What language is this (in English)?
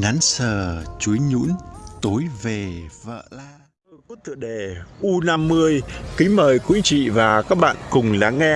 Vietnamese